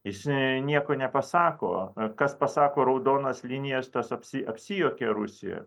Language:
Lithuanian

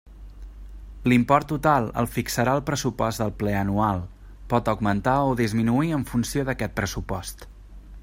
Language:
Catalan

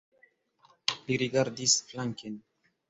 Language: Esperanto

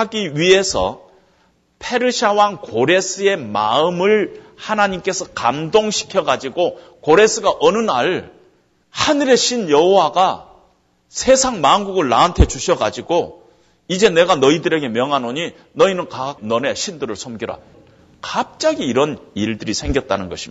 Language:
Korean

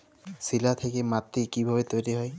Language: Bangla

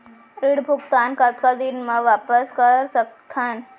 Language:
Chhattisgarhi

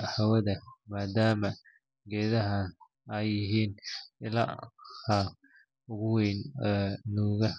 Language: Somali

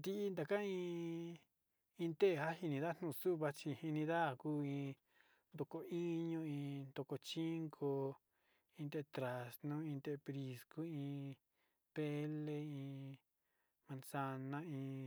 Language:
Sinicahua Mixtec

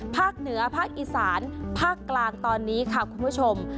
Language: Thai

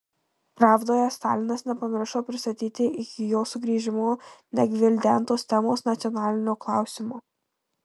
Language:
Lithuanian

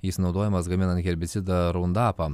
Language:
Lithuanian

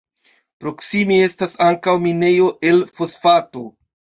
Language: Esperanto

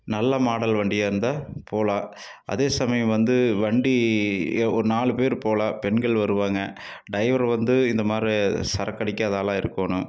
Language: Tamil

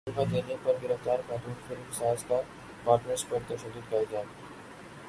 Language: Urdu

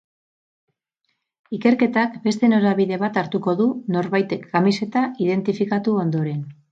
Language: Basque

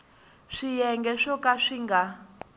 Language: Tsonga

